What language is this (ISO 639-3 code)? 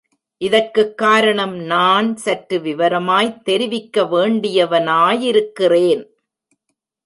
tam